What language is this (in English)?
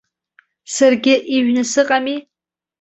Abkhazian